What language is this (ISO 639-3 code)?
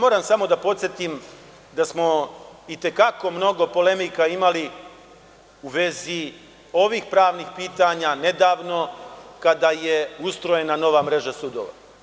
srp